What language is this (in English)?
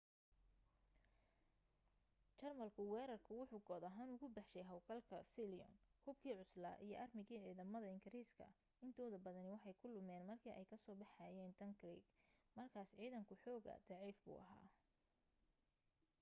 Somali